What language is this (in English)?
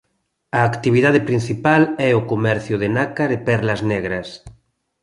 Galician